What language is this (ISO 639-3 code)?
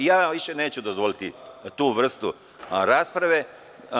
srp